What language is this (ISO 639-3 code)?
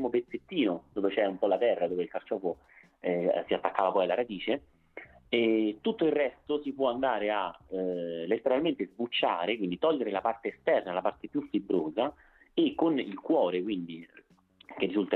ita